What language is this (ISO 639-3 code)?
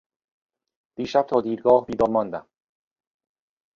fas